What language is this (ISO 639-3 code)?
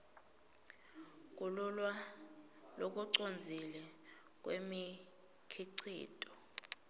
ssw